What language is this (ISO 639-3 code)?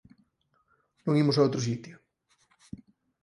glg